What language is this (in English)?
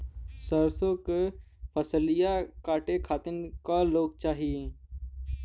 Bhojpuri